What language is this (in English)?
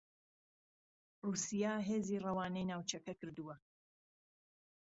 Central Kurdish